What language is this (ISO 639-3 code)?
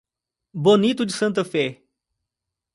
por